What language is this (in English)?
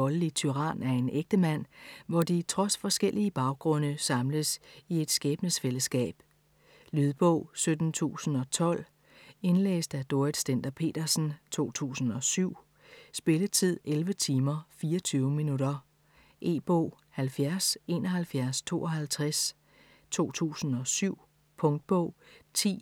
Danish